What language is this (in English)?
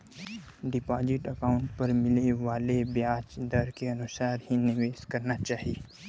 Bhojpuri